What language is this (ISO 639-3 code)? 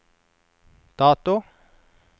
nor